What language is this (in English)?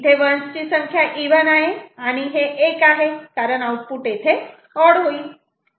Marathi